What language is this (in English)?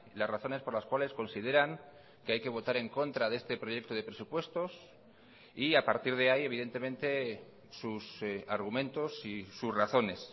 Spanish